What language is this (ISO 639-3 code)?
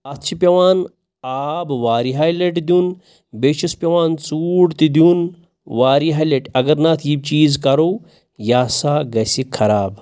kas